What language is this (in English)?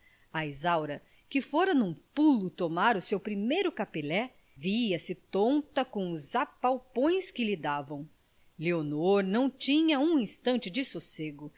Portuguese